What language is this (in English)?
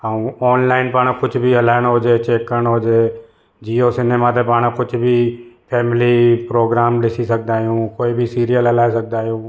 Sindhi